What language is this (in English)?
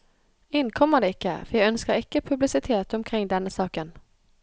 Norwegian